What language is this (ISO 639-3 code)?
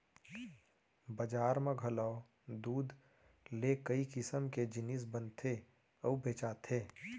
hne